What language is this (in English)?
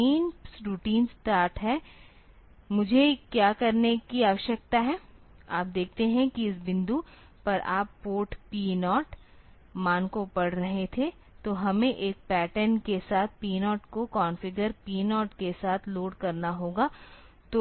Hindi